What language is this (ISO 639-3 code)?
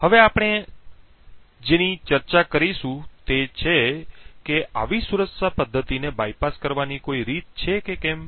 guj